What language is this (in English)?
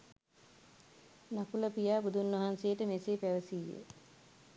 Sinhala